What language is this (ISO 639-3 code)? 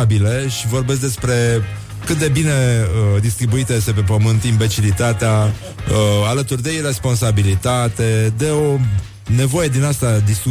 ron